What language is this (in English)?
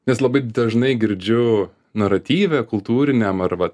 Lithuanian